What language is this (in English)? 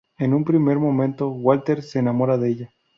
Spanish